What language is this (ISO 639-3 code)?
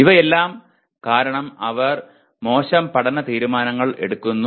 mal